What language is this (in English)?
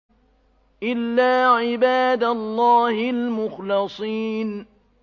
Arabic